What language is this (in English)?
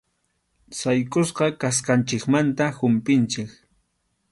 Arequipa-La Unión Quechua